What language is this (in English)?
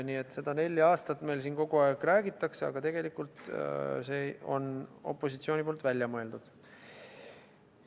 Estonian